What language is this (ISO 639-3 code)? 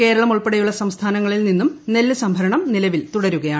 mal